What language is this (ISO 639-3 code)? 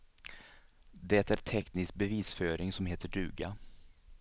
swe